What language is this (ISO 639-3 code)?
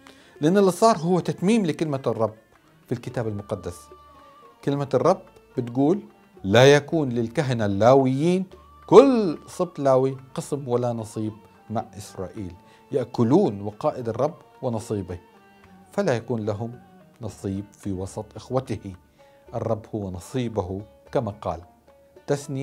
ara